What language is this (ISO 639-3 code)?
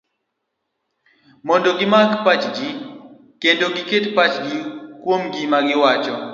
luo